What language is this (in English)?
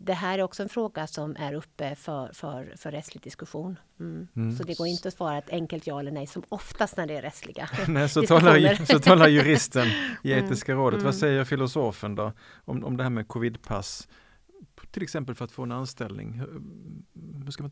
Swedish